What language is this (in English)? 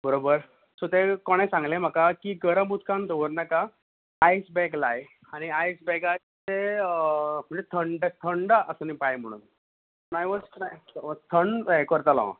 Konkani